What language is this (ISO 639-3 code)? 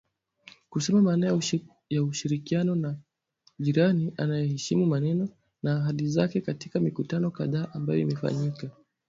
swa